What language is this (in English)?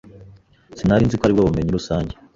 Kinyarwanda